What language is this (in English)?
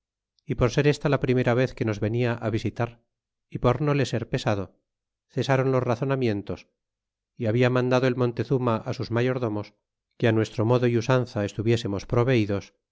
Spanish